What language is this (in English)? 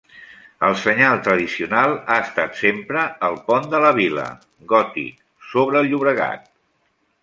Catalan